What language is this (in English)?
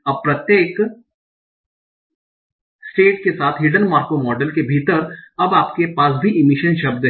Hindi